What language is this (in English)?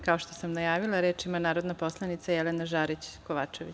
Serbian